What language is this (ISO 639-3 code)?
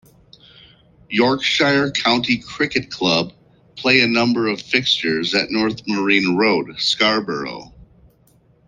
eng